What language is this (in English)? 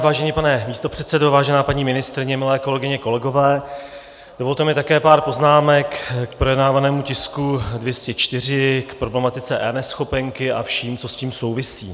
Czech